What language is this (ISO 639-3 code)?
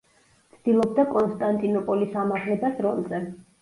kat